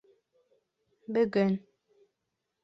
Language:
Bashkir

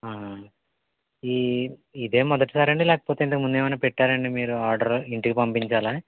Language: Telugu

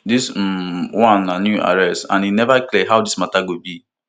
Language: Nigerian Pidgin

